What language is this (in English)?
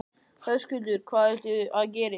Icelandic